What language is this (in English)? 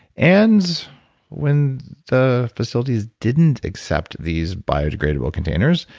English